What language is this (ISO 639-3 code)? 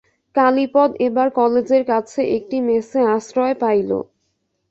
ben